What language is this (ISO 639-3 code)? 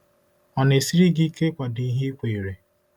ibo